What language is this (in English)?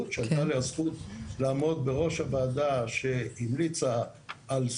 Hebrew